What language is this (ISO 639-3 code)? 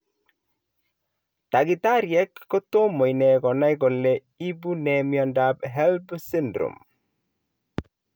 kln